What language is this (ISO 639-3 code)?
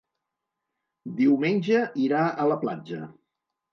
cat